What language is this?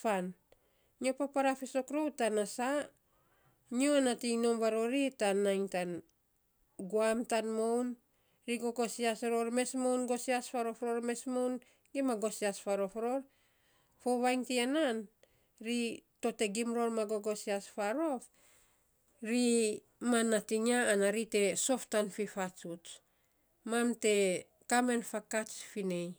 Saposa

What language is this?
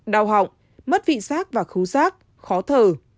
Vietnamese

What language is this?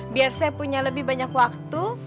Indonesian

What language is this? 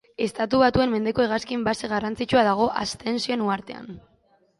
Basque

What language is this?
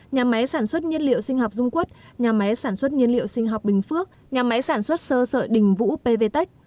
Vietnamese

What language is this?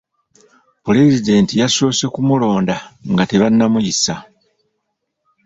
Ganda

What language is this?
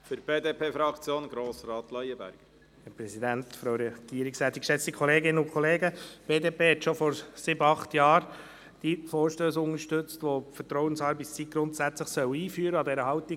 Swiss German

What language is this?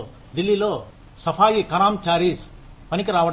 Telugu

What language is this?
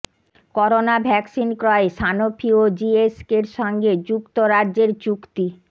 Bangla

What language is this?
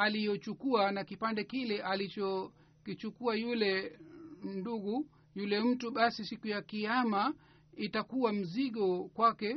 Swahili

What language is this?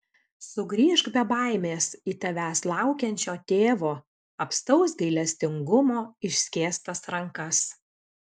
Lithuanian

